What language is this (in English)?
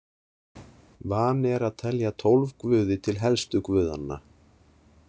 Icelandic